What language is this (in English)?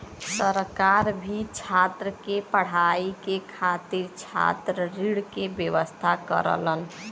Bhojpuri